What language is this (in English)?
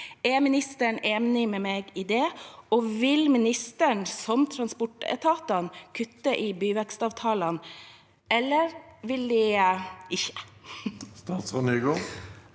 Norwegian